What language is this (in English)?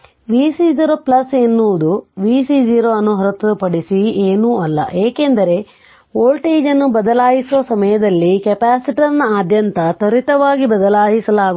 Kannada